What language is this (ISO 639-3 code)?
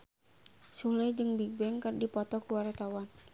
sun